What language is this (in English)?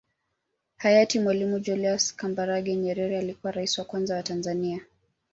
Swahili